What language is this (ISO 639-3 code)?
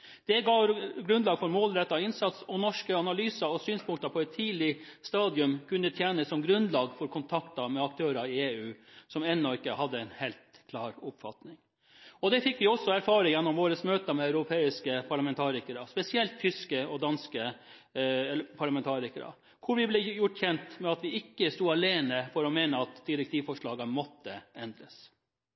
nob